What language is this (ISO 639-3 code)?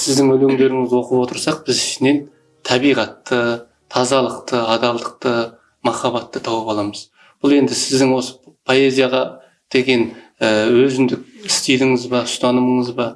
tur